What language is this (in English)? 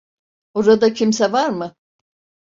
Turkish